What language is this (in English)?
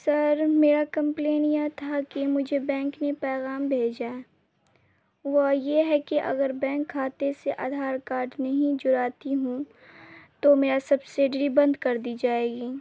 Urdu